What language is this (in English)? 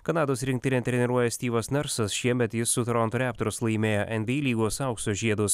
Lithuanian